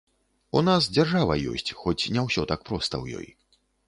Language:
Belarusian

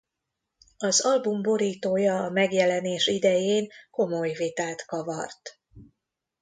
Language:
Hungarian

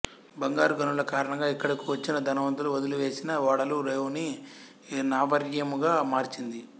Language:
Telugu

